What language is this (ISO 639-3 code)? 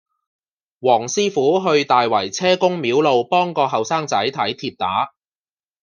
yue